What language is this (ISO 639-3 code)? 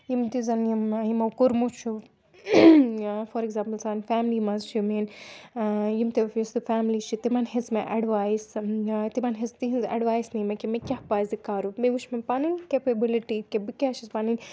kas